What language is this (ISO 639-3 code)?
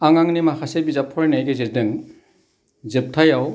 brx